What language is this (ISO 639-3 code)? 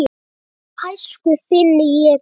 isl